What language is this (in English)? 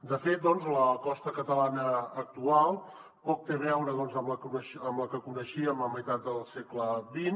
Catalan